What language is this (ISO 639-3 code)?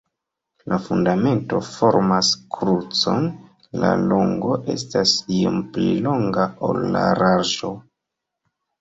epo